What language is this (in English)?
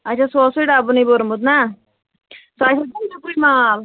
Kashmiri